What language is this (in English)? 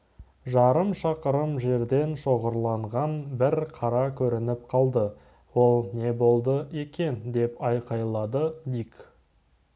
Kazakh